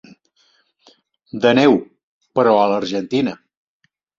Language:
Catalan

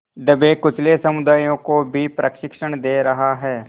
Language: Hindi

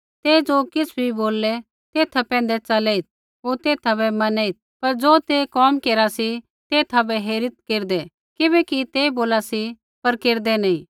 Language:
Kullu Pahari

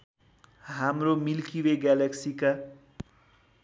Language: Nepali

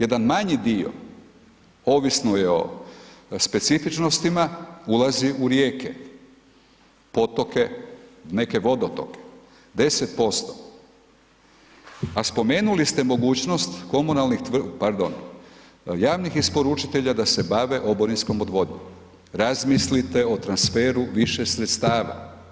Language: Croatian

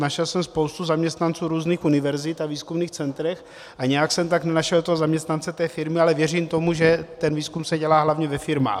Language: Czech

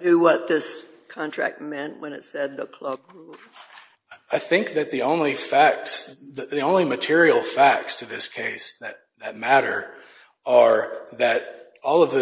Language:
English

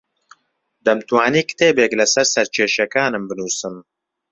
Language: Central Kurdish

